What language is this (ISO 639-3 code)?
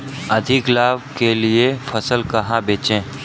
hin